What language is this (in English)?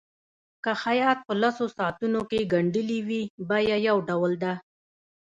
Pashto